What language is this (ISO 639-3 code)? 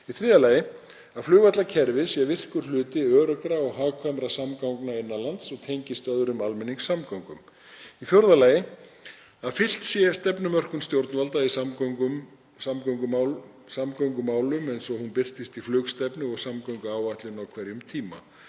isl